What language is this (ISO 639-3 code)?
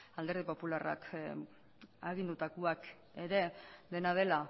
eus